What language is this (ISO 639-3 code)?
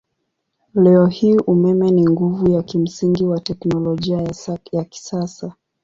swa